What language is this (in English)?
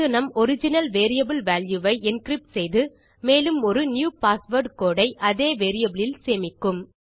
Tamil